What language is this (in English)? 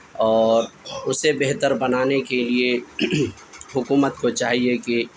Urdu